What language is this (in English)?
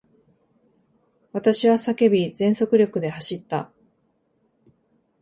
Japanese